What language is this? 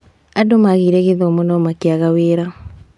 Kikuyu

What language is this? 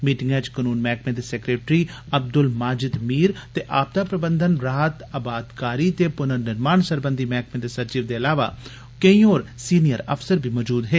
Dogri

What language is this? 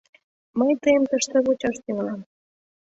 Mari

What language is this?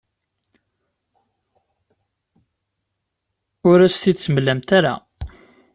Kabyle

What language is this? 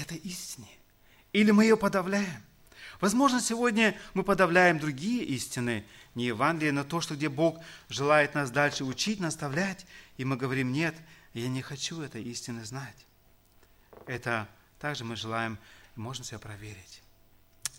Russian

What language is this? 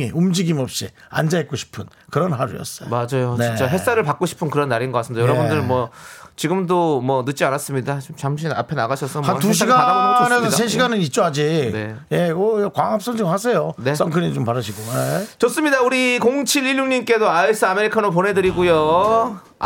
Korean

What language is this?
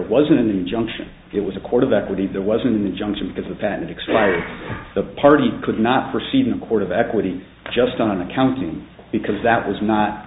English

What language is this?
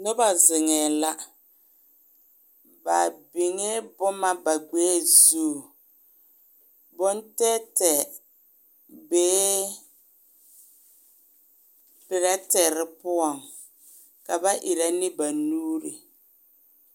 Southern Dagaare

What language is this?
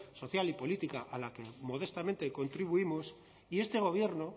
Spanish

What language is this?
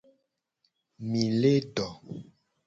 Gen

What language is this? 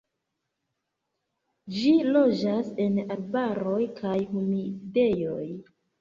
Esperanto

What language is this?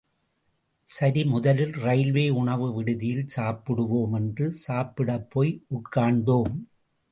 Tamil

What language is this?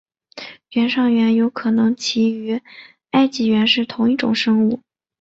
Chinese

